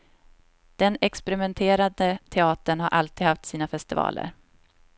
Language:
Swedish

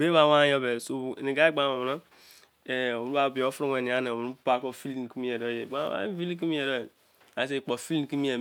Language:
Izon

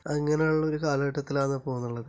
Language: Malayalam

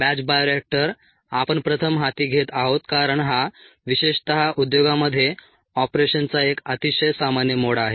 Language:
Marathi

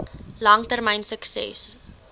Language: Afrikaans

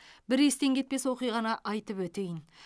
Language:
Kazakh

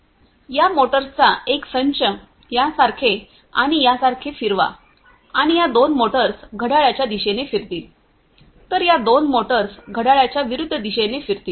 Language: Marathi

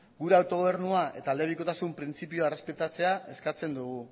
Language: Basque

